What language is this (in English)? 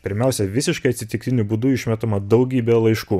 Lithuanian